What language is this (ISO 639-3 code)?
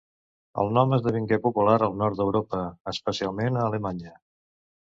cat